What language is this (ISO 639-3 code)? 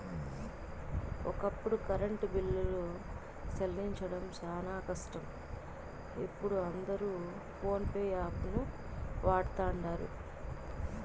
tel